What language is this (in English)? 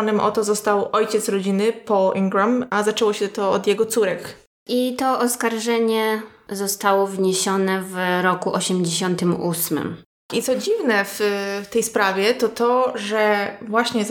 Polish